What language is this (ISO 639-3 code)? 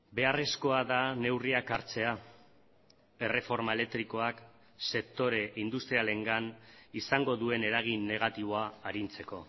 eus